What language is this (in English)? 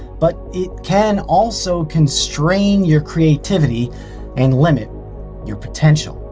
English